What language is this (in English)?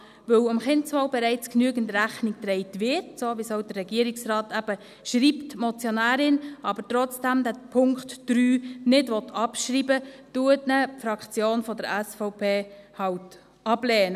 Swiss German